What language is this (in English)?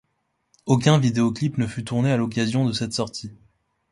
French